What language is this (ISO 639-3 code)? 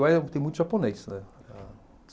por